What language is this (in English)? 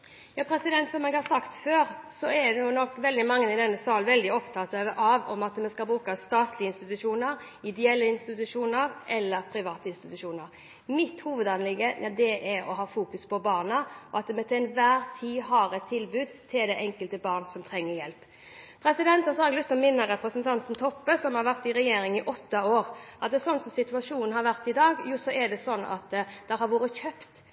Norwegian